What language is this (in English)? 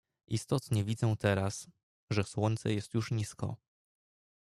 Polish